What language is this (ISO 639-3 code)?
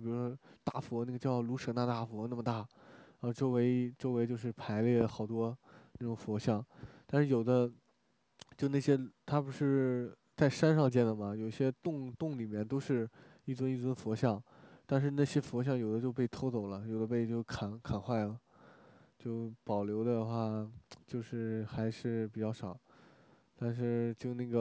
zho